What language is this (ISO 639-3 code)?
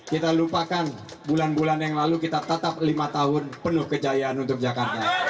ind